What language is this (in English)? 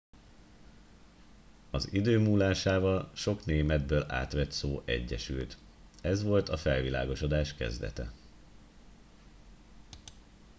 Hungarian